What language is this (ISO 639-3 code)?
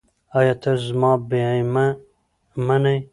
pus